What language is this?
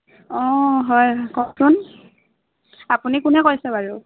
Assamese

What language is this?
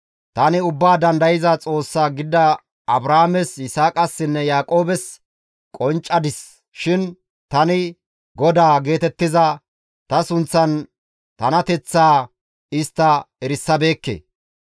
Gamo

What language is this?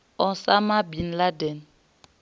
Venda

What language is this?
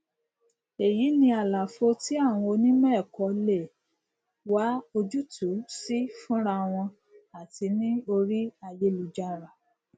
Yoruba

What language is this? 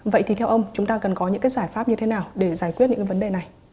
Vietnamese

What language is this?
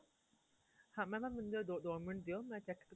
Punjabi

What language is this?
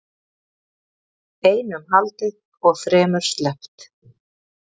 Icelandic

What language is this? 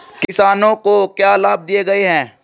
Hindi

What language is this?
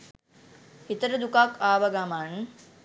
Sinhala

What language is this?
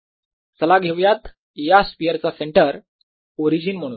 Marathi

